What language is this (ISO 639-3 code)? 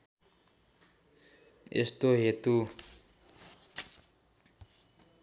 nep